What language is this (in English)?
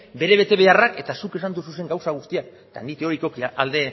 Basque